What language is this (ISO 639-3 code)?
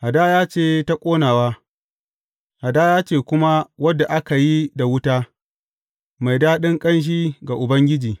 hau